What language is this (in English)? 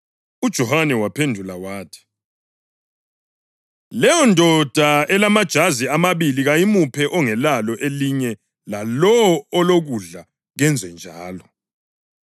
North Ndebele